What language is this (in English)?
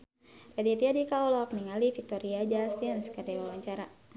Sundanese